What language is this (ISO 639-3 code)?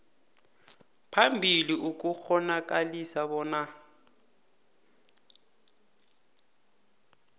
nbl